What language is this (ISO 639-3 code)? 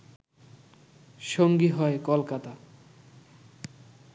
ben